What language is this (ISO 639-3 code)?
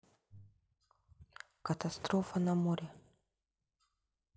rus